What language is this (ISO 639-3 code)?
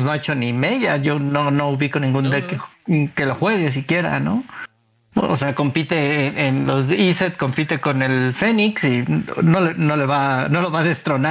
spa